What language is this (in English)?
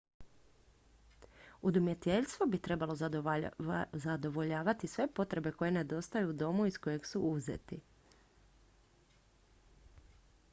Croatian